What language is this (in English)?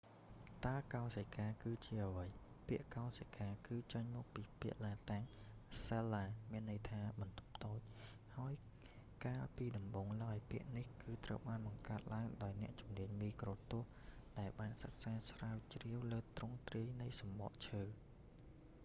Khmer